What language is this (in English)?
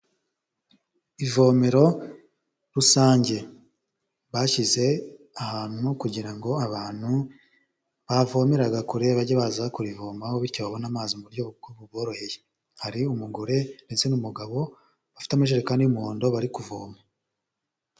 Kinyarwanda